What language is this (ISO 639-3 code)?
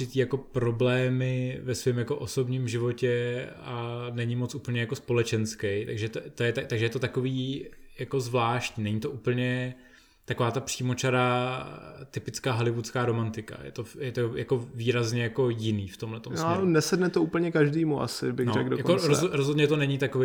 ces